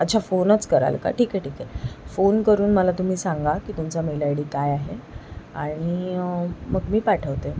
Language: Marathi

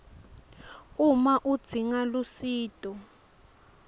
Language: Swati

